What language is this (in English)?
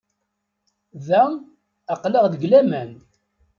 Kabyle